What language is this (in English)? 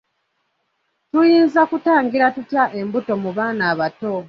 Ganda